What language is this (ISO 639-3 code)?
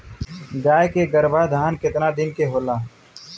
bho